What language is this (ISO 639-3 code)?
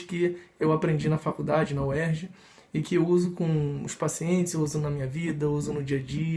por